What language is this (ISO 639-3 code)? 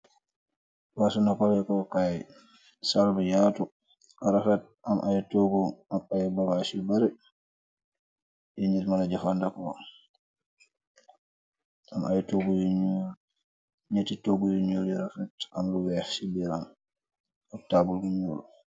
wol